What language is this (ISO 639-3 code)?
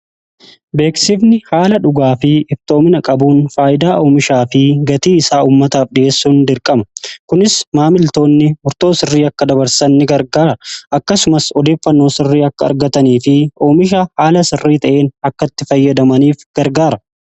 orm